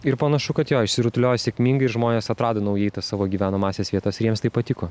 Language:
Lithuanian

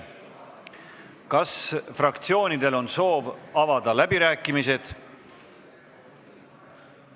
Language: Estonian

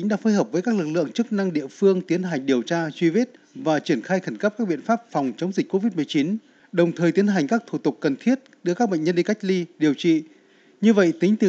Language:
Vietnamese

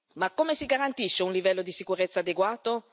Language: Italian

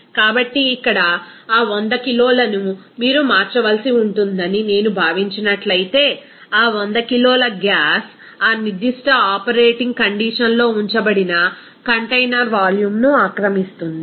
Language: Telugu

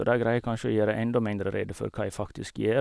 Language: Norwegian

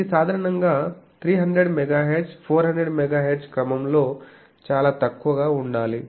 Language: Telugu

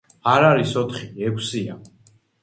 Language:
Georgian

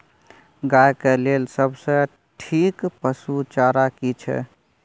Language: Maithili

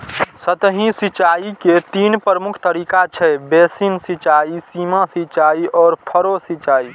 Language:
Maithili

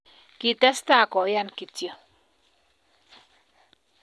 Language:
Kalenjin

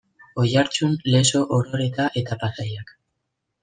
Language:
Basque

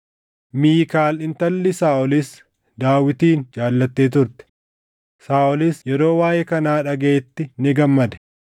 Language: Oromo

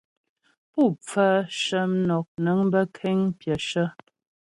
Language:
Ghomala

